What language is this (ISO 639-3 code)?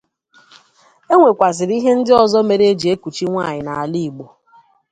ibo